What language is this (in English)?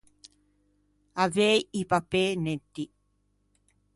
Ligurian